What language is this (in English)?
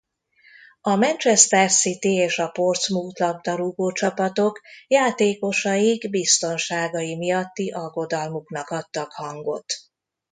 Hungarian